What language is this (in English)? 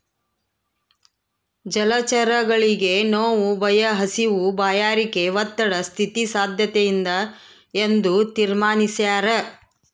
Kannada